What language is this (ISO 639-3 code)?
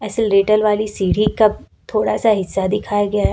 hin